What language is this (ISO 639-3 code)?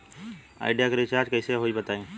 bho